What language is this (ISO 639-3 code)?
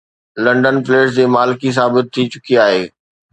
snd